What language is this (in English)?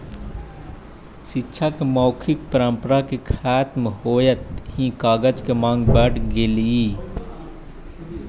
Magahi